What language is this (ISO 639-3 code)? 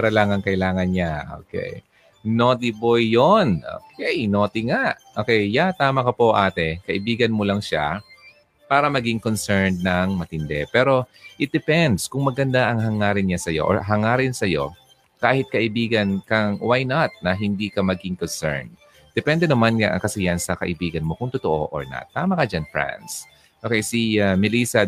fil